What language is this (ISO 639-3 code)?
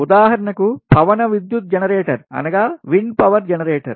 tel